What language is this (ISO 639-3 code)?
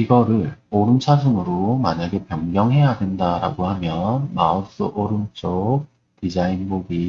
kor